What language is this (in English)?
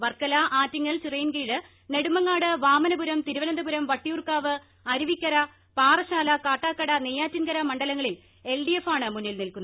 Malayalam